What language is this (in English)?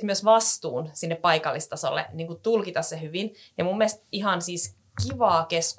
Finnish